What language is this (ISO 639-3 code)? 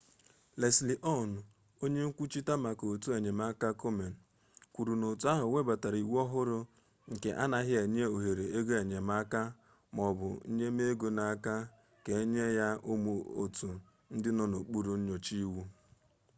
ibo